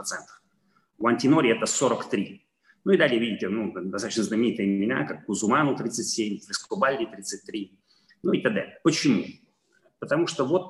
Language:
Russian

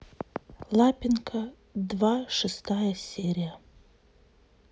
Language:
Russian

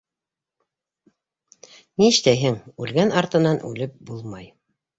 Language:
Bashkir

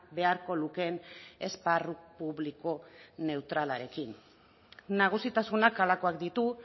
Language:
Basque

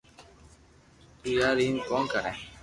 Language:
Loarki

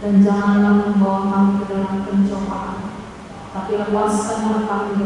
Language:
Indonesian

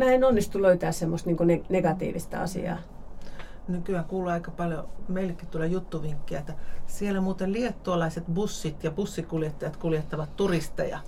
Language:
Finnish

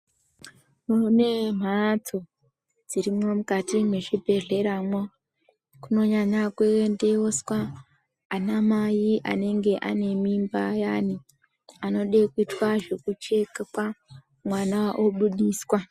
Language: Ndau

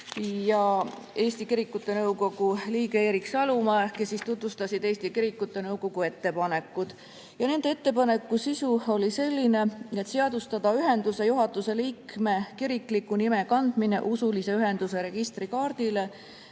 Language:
Estonian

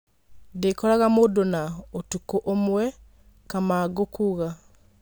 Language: Kikuyu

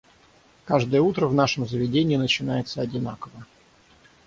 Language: Russian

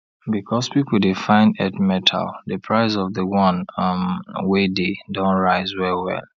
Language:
Nigerian Pidgin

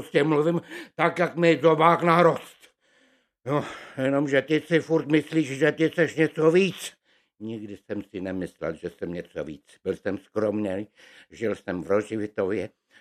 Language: Czech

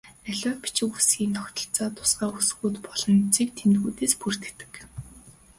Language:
Mongolian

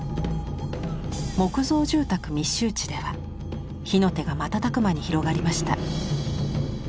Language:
Japanese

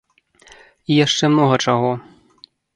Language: Belarusian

